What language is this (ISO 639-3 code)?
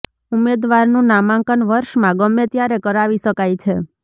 guj